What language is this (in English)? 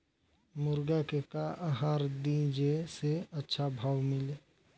Bhojpuri